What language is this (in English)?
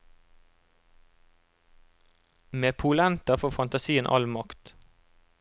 Norwegian